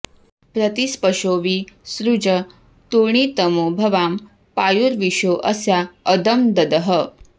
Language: Sanskrit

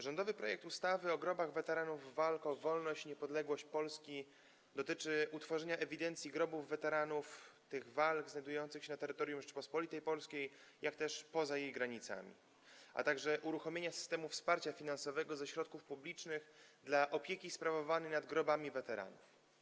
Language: Polish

